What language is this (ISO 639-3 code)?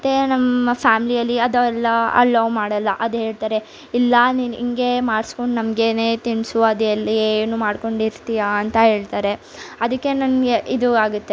kan